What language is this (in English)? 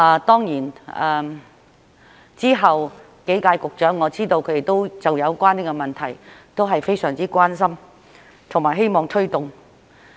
Cantonese